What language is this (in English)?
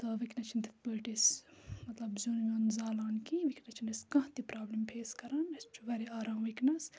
Kashmiri